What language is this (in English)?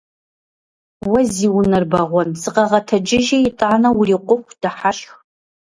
Kabardian